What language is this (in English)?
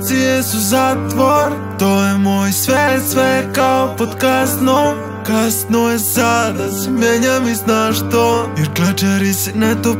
Romanian